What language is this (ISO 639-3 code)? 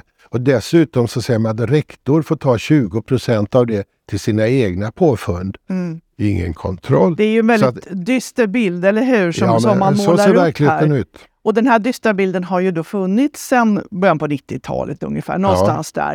swe